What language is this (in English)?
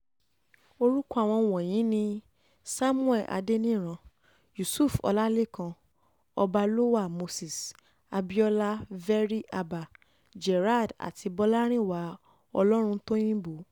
Yoruba